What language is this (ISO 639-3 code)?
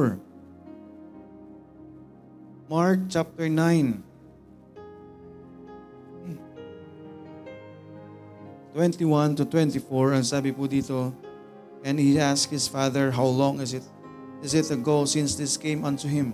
fil